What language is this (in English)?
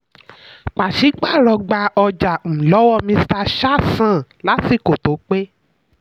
Yoruba